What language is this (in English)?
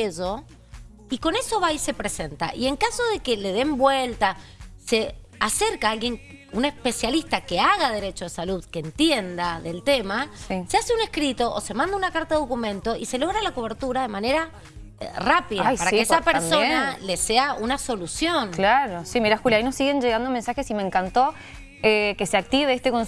Spanish